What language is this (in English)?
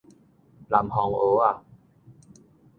Min Nan Chinese